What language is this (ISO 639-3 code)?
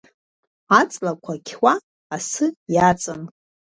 abk